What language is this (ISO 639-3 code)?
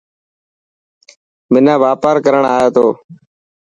mki